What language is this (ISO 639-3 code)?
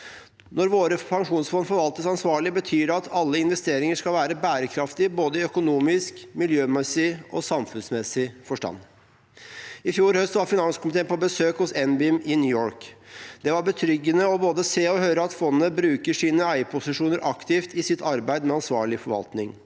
nor